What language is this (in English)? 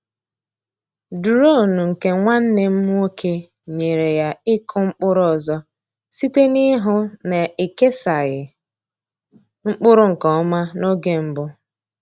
Igbo